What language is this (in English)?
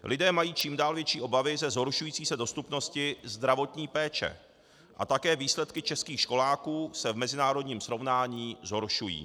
Czech